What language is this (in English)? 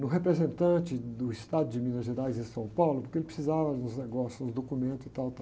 Portuguese